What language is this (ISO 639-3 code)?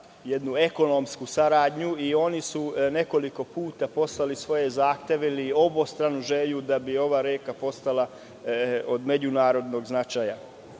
srp